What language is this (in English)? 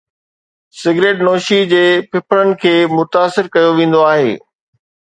Sindhi